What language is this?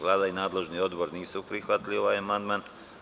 Serbian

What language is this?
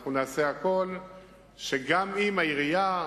Hebrew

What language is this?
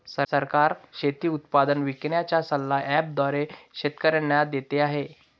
Marathi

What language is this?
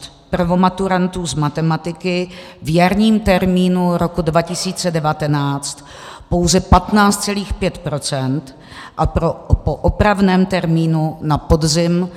Czech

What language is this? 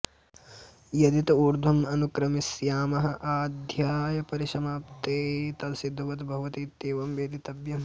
Sanskrit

